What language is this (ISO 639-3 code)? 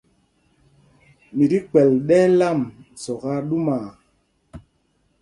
mgg